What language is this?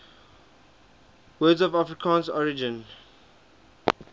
English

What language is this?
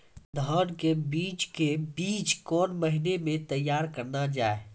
Maithili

